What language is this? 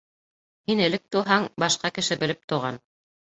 Bashkir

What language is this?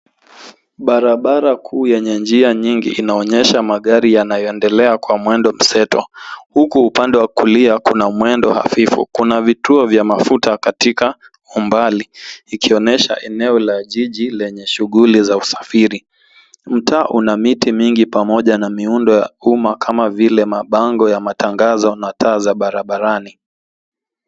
Swahili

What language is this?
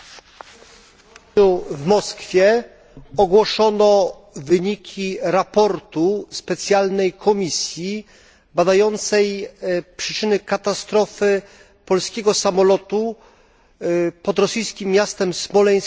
Polish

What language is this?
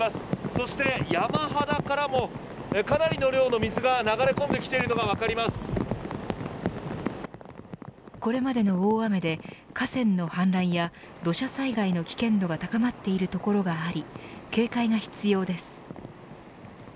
Japanese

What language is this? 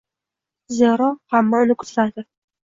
Uzbek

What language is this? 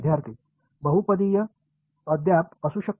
Marathi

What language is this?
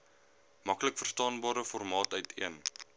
Afrikaans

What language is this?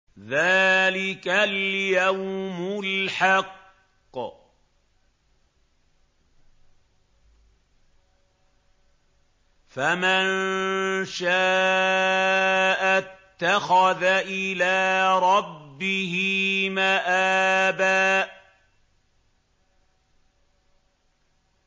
Arabic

